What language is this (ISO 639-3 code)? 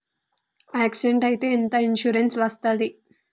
tel